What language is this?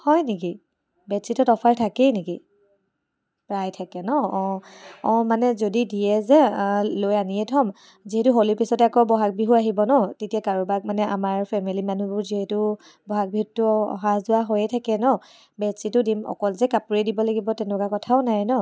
Assamese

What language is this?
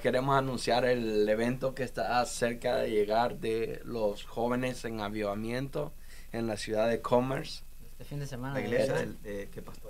Spanish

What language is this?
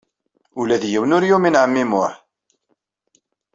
Kabyle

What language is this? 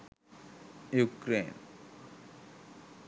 Sinhala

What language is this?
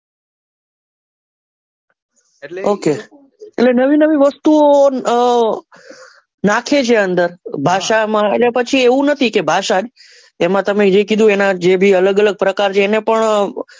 Gujarati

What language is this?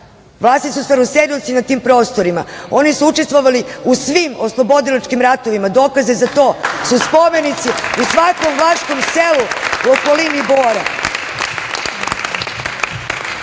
Serbian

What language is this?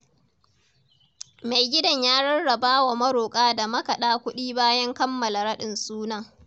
Hausa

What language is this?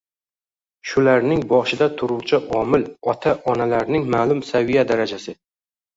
Uzbek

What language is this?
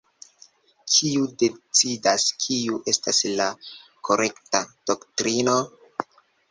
Esperanto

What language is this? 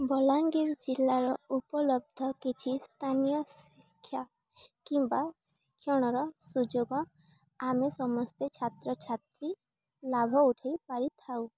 Odia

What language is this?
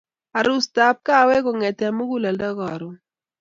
Kalenjin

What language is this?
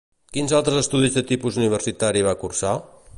Catalan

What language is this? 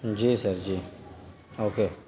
Urdu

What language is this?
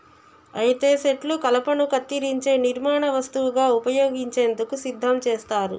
Telugu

